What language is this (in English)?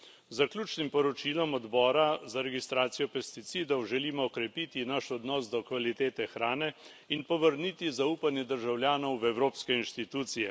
Slovenian